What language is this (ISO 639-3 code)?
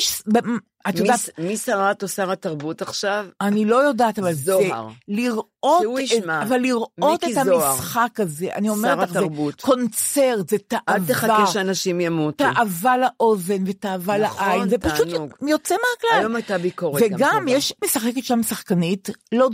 heb